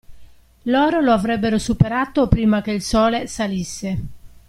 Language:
Italian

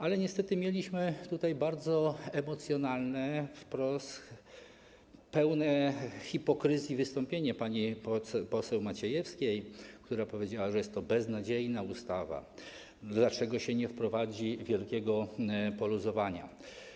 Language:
Polish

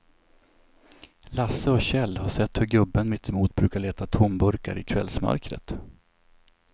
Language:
Swedish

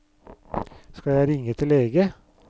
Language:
Norwegian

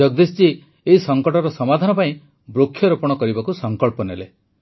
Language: Odia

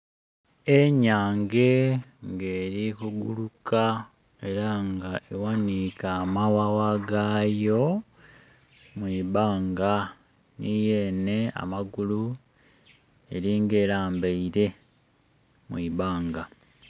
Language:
Soga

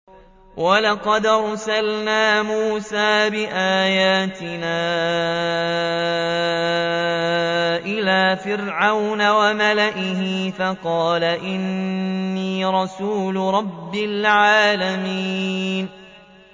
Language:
Arabic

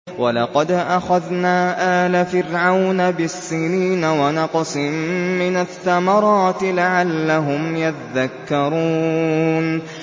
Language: Arabic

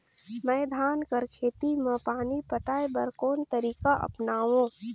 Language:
Chhattisgarhi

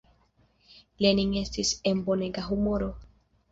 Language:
Esperanto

